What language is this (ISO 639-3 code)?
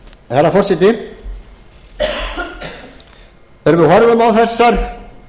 isl